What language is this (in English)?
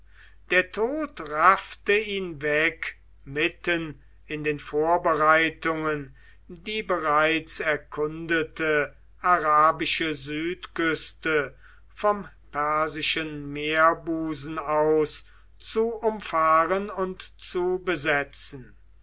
German